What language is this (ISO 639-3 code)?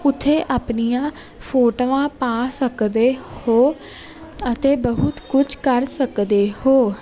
pan